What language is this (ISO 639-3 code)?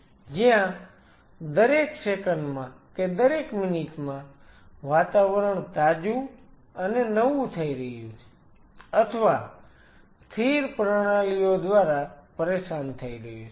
guj